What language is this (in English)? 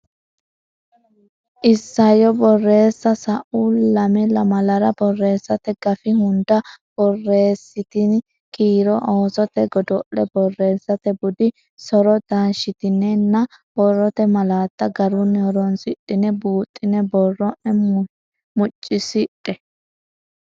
Sidamo